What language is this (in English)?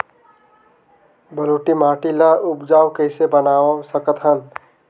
Chhattisgarhi